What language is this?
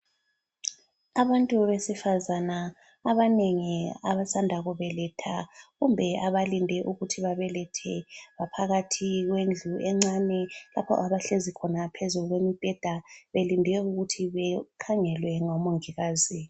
North Ndebele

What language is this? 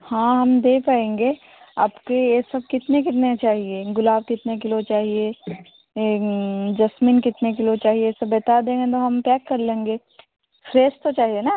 Hindi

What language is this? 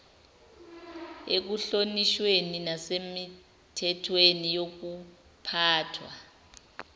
Zulu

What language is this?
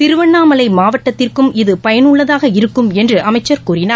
Tamil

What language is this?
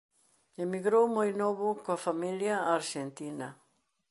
Galician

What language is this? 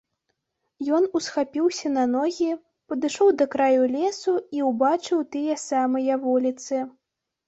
Belarusian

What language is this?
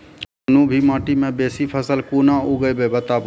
Maithili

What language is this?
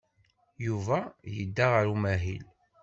Kabyle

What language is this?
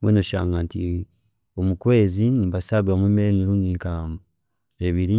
Chiga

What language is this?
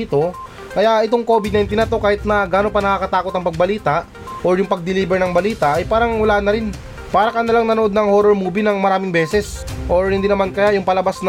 Filipino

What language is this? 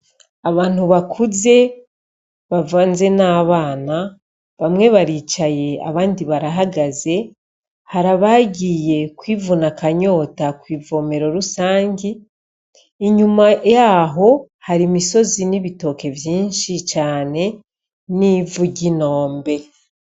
Rundi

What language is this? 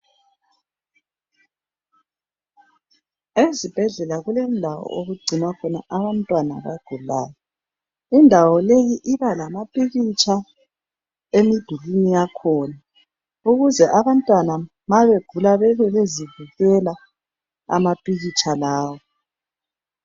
North Ndebele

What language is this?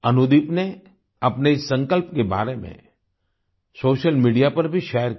Hindi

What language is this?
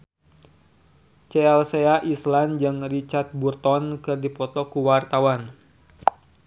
Sundanese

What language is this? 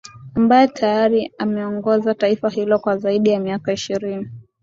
Swahili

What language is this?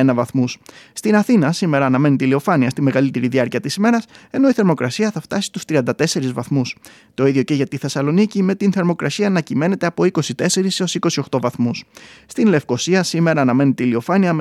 Greek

